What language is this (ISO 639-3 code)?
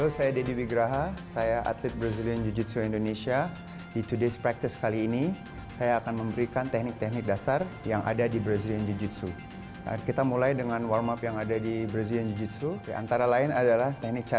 ind